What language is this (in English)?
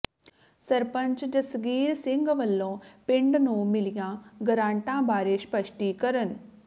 Punjabi